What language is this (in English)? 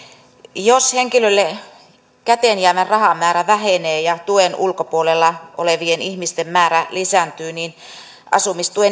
Finnish